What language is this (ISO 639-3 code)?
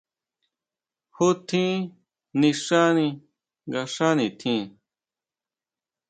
mau